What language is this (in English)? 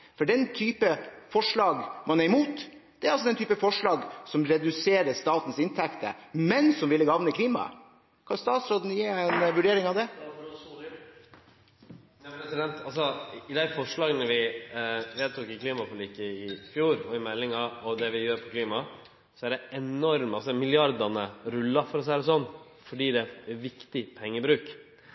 Norwegian